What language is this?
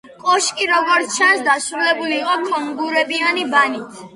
Georgian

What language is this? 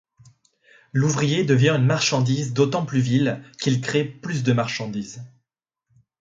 French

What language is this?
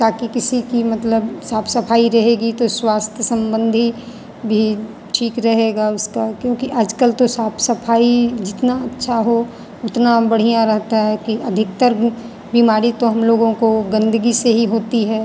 Hindi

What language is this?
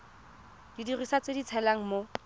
Tswana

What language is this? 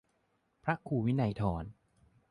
Thai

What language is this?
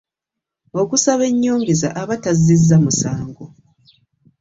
Ganda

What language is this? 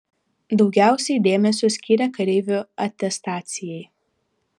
Lithuanian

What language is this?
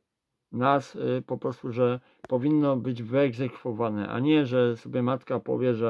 Polish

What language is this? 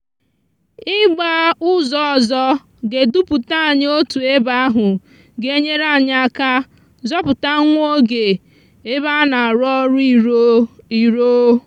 Igbo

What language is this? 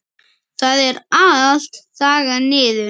Icelandic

